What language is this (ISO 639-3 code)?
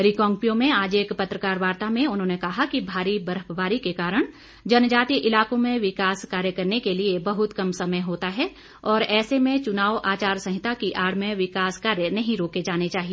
hin